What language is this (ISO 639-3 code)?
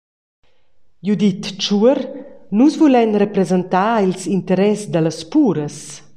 roh